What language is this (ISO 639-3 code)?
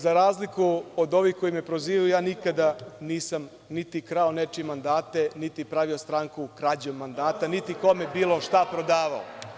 srp